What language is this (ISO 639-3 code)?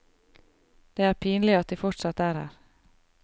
nor